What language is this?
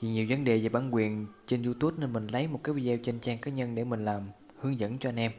Vietnamese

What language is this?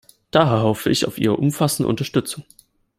German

